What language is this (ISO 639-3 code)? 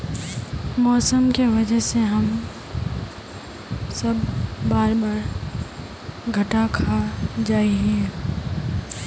mag